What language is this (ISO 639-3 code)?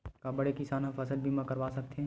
hne